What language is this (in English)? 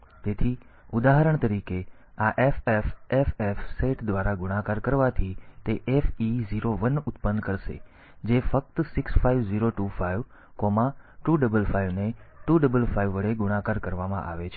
Gujarati